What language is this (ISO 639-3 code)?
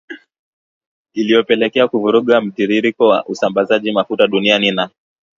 swa